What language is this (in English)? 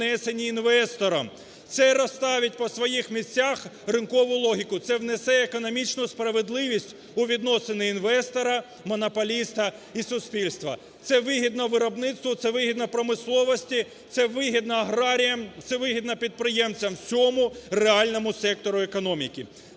Ukrainian